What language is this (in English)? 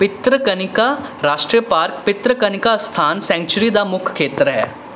Punjabi